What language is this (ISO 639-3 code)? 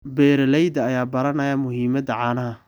som